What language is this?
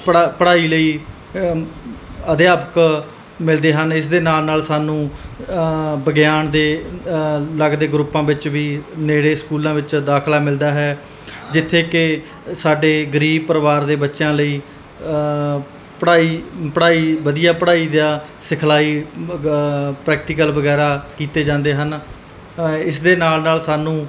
Punjabi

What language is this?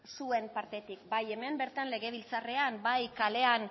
Basque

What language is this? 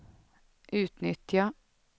Swedish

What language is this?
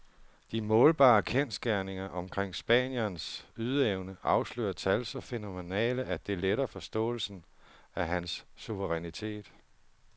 Danish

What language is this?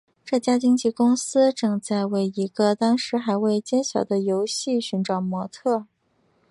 Chinese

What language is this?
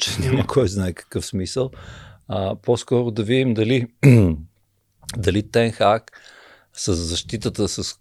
Bulgarian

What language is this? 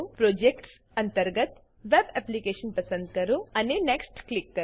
Gujarati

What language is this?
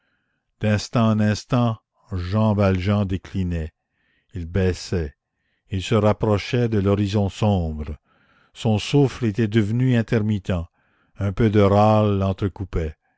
French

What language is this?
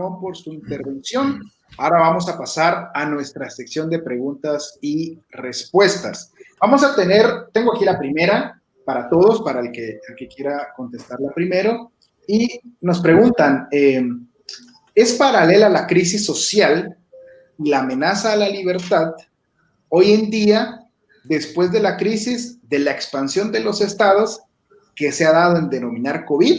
Spanish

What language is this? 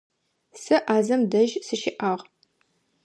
Adyghe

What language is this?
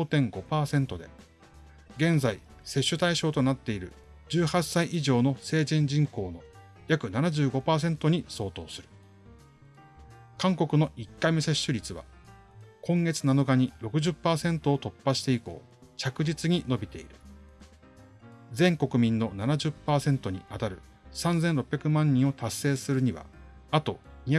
Japanese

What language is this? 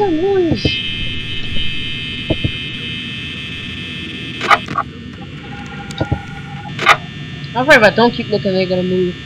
English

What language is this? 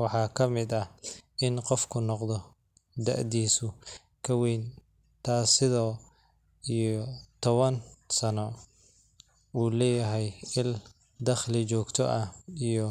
Somali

